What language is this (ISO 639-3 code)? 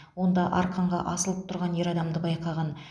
kaz